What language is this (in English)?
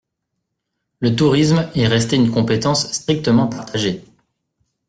French